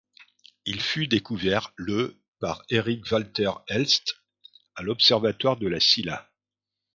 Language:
French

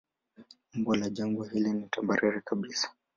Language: Swahili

